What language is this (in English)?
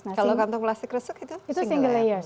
Indonesian